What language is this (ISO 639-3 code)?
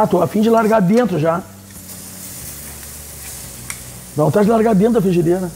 por